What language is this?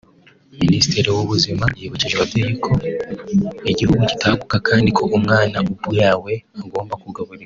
Kinyarwanda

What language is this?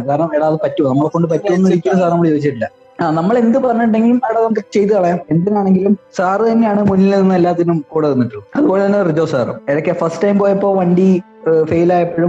Malayalam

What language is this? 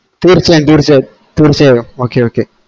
Malayalam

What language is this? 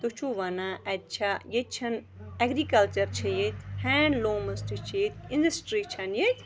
Kashmiri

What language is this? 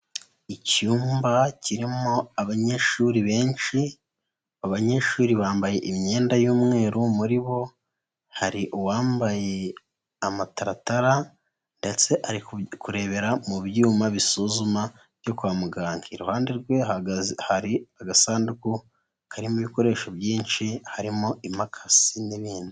Kinyarwanda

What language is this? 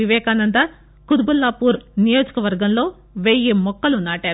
Telugu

